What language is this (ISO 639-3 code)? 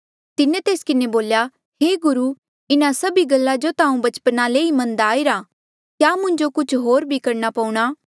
mjl